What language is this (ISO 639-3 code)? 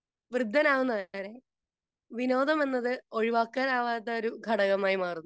mal